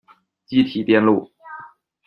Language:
Chinese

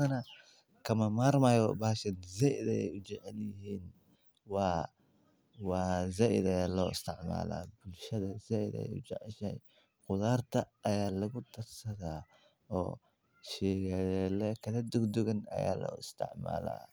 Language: Somali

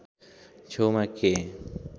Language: Nepali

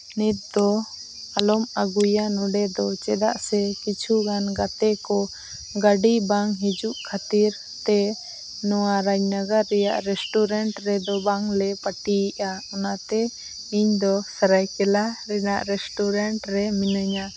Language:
Santali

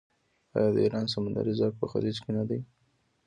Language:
Pashto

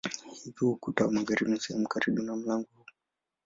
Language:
Swahili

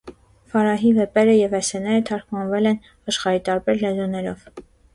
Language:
Armenian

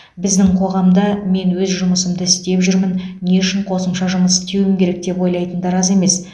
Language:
Kazakh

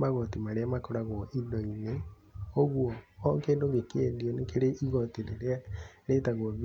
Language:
Kikuyu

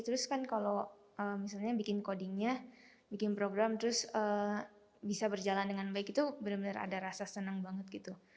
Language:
Indonesian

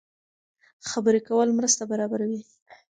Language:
Pashto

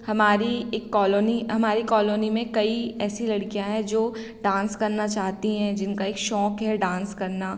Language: Hindi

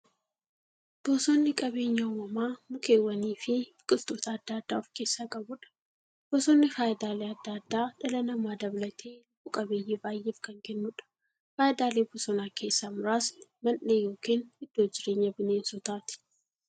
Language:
Oromo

